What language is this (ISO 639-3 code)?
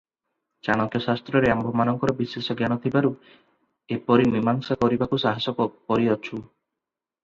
ori